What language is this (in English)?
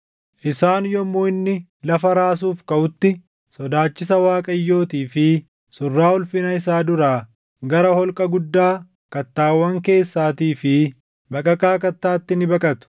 Oromo